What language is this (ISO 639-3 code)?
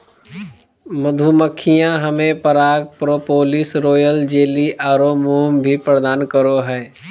mag